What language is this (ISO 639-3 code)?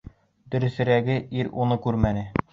bak